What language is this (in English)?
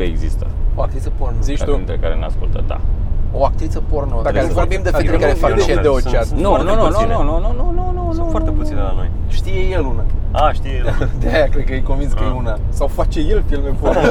Romanian